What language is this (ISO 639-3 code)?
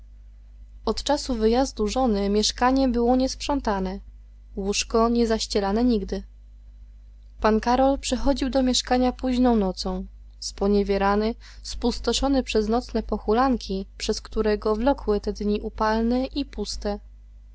pol